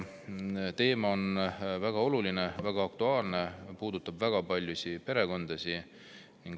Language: Estonian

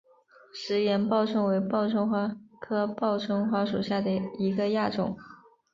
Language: Chinese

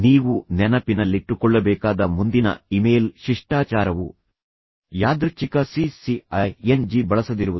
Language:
Kannada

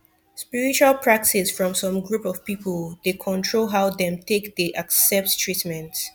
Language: Nigerian Pidgin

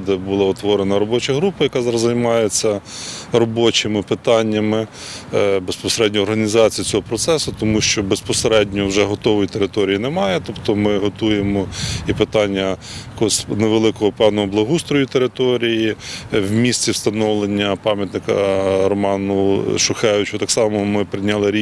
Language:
Ukrainian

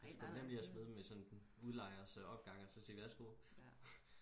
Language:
Danish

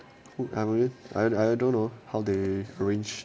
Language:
English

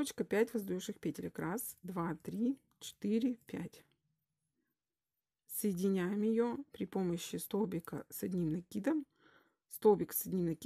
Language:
Russian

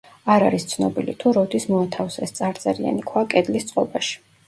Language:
Georgian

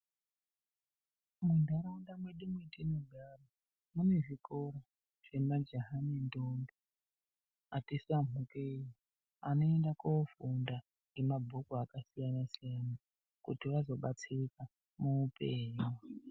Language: Ndau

